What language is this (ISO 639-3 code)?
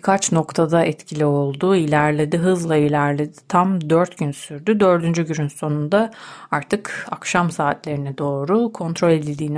tur